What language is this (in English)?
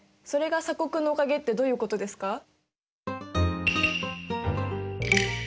Japanese